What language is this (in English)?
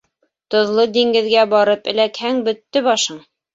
Bashkir